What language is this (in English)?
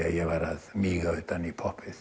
Icelandic